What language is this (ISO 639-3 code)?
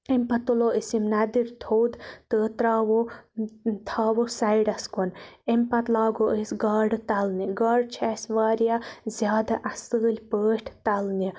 kas